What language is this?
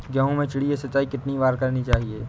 Hindi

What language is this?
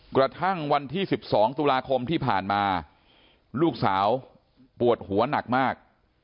Thai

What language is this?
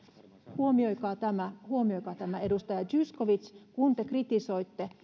Finnish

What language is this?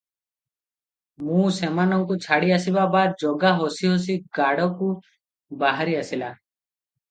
Odia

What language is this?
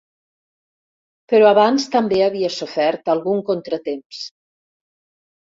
Catalan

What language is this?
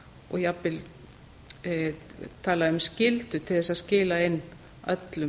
Icelandic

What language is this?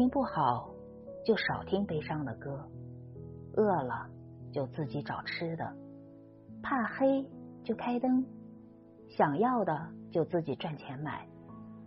Chinese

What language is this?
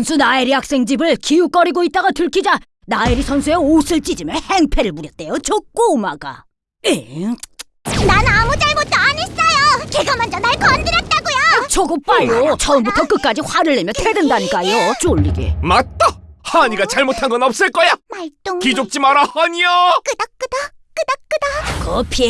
Korean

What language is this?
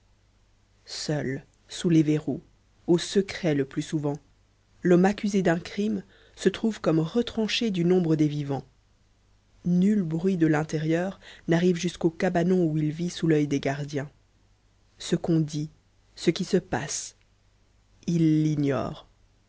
French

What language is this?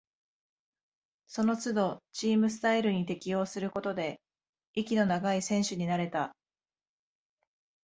Japanese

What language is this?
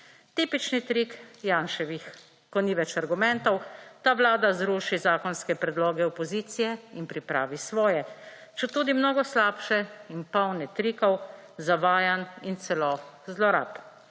Slovenian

